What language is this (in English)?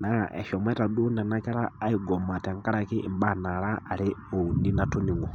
Masai